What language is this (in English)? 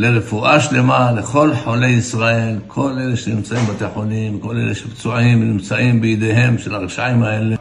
Hebrew